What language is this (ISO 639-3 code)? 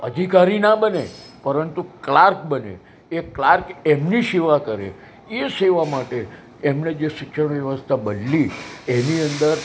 guj